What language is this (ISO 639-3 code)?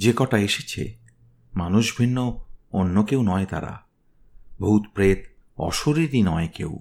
ben